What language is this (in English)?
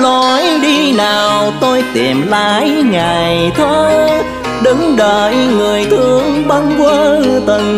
Vietnamese